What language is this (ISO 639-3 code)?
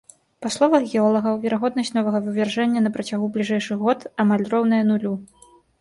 bel